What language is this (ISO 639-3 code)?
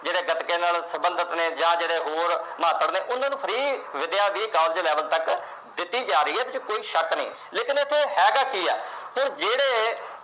pan